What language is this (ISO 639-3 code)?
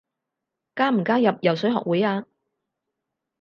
yue